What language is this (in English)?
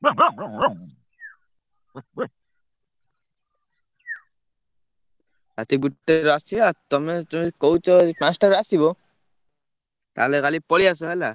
Odia